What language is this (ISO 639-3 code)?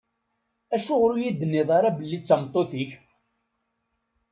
kab